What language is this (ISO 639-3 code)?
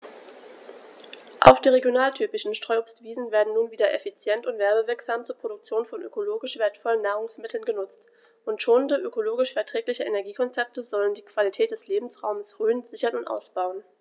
deu